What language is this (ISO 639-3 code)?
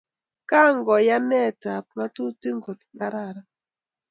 kln